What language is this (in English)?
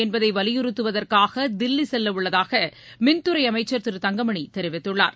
Tamil